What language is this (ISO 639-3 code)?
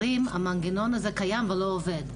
heb